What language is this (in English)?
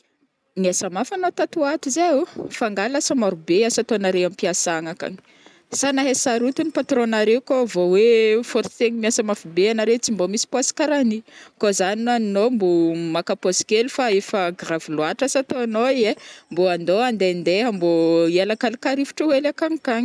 Northern Betsimisaraka Malagasy